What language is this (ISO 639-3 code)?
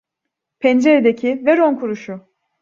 tur